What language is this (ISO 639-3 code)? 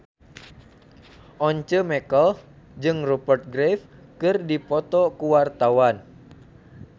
sun